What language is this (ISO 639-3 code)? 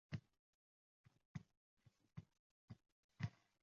uzb